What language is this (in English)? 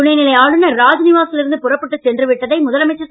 Tamil